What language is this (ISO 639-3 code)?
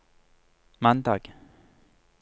nor